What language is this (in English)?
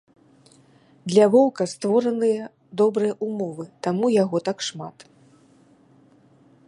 Belarusian